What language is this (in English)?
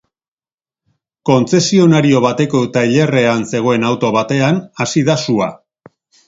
Basque